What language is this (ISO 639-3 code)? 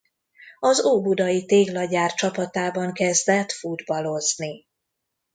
hun